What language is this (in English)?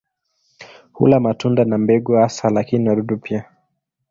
Swahili